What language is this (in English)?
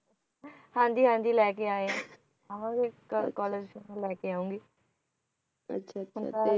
Punjabi